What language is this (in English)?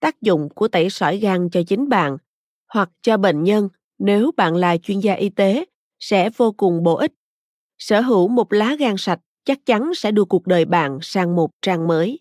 Vietnamese